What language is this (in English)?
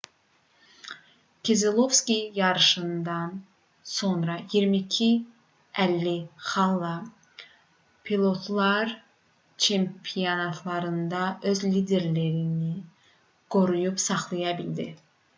Azerbaijani